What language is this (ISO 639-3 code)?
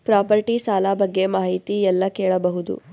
kan